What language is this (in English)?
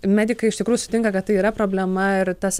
Lithuanian